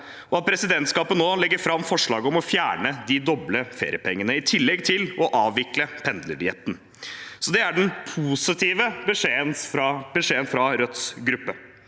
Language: Norwegian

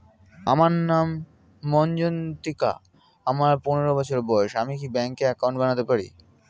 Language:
Bangla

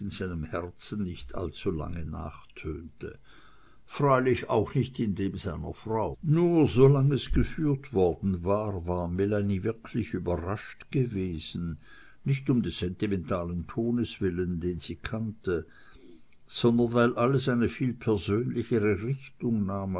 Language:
German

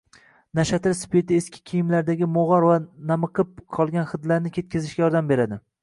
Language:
Uzbek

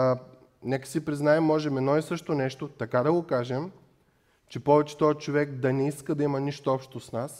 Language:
Bulgarian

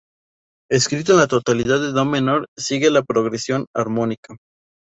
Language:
Spanish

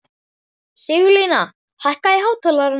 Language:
Icelandic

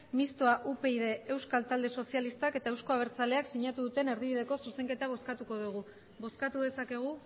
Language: Basque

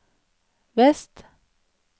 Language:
Norwegian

